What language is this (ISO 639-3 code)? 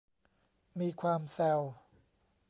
tha